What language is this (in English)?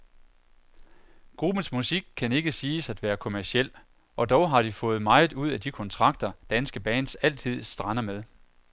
Danish